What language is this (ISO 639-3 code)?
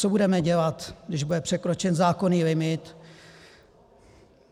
ces